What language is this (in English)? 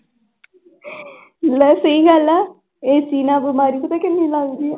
Punjabi